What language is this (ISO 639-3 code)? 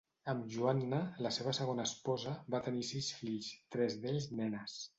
cat